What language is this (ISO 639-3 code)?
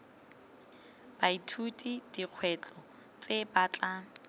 tsn